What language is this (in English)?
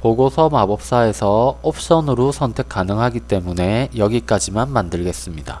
Korean